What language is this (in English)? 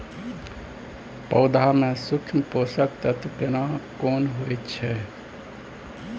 Maithili